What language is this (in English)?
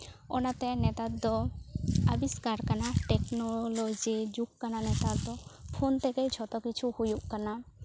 Santali